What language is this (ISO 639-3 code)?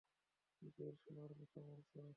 ben